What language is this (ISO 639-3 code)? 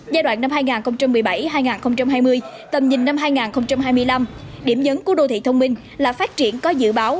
vie